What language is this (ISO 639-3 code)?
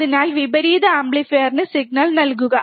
mal